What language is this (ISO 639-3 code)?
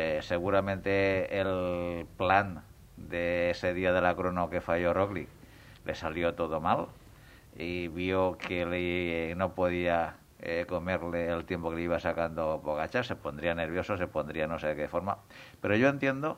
spa